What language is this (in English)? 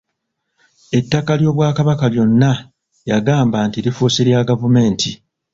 Ganda